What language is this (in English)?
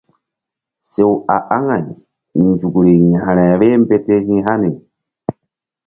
Mbum